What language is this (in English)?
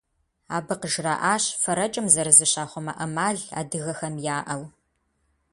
Kabardian